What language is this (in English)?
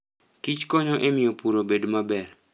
Luo (Kenya and Tanzania)